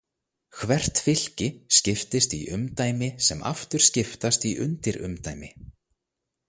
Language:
Icelandic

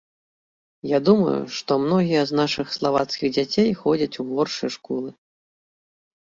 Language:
Belarusian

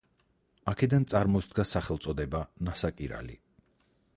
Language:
Georgian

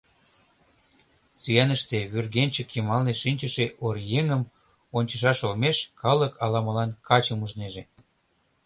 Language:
Mari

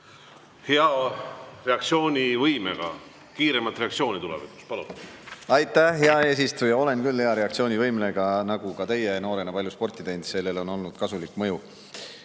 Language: Estonian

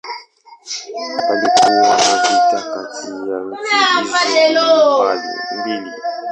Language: Swahili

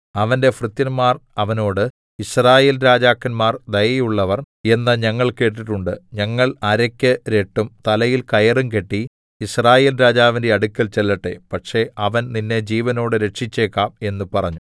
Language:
Malayalam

